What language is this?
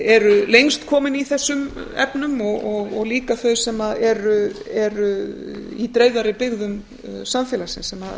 Icelandic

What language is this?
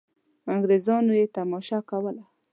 Pashto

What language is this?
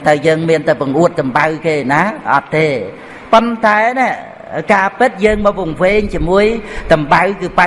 Vietnamese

